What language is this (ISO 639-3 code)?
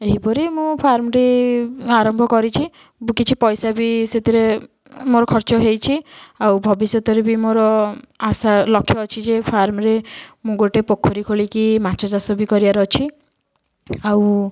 ori